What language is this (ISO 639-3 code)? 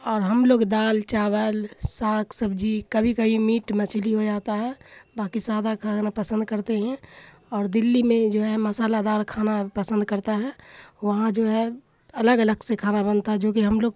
urd